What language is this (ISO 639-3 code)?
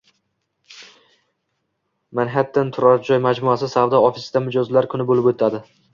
uzb